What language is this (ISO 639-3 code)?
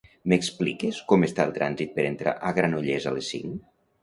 cat